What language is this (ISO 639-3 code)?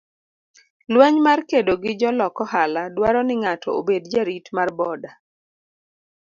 luo